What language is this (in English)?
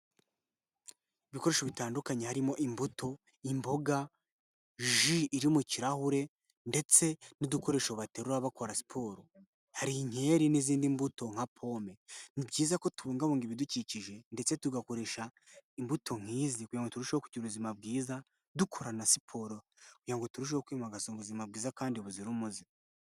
Kinyarwanda